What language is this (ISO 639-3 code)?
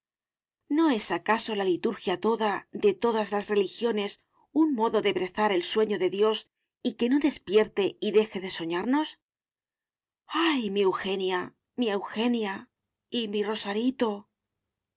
spa